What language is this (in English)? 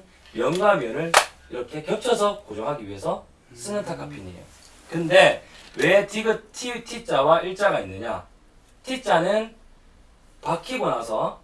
Korean